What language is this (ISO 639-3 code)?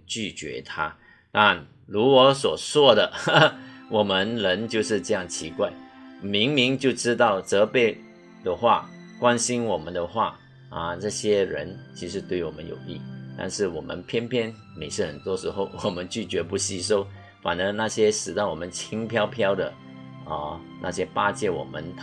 zho